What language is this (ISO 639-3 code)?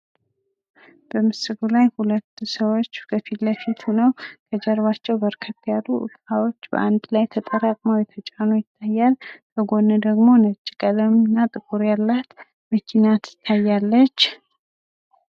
amh